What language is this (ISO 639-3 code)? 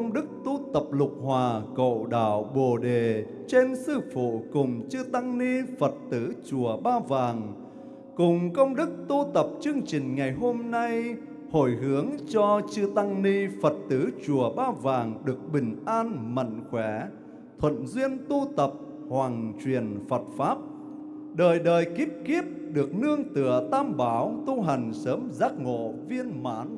vie